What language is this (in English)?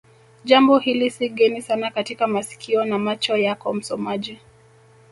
Swahili